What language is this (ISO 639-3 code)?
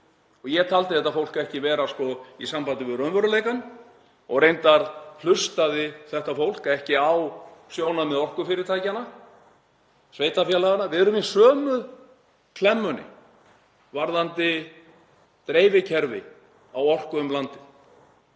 isl